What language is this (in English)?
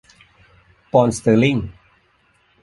Thai